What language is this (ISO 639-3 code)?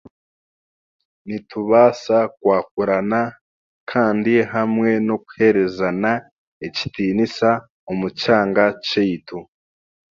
cgg